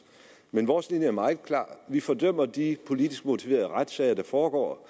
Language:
Danish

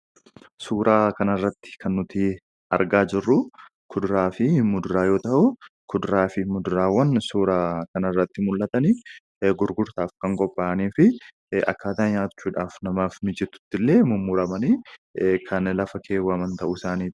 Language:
Oromo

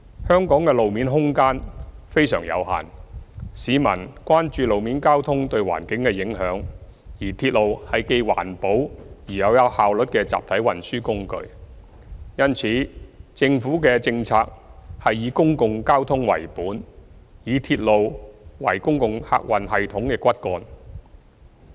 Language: Cantonese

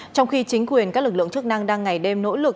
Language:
Vietnamese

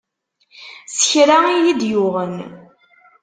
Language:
Kabyle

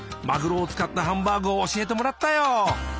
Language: Japanese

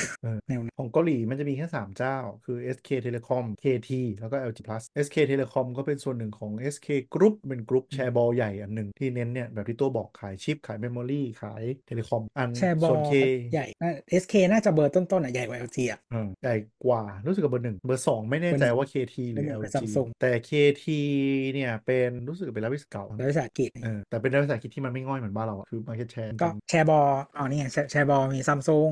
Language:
Thai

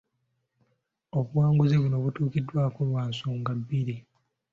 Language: Ganda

